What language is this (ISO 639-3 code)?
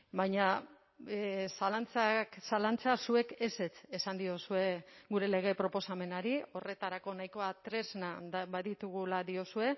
eus